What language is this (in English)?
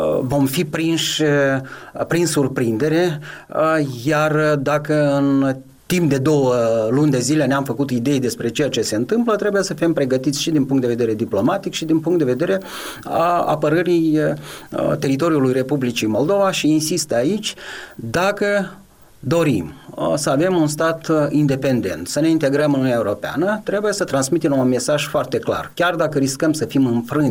Romanian